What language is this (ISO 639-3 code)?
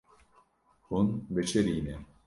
kur